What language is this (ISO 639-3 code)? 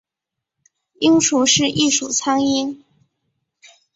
zho